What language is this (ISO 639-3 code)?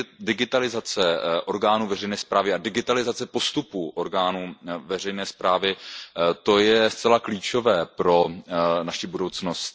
ces